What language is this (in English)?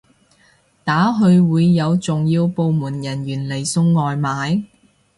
Cantonese